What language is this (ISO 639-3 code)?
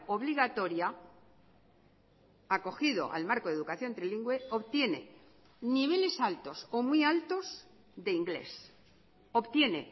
spa